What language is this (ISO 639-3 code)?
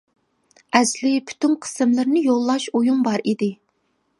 uig